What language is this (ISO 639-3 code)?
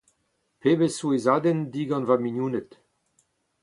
bre